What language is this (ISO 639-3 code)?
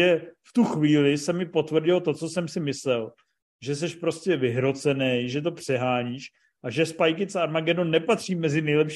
ces